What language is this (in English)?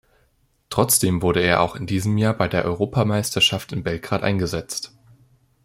German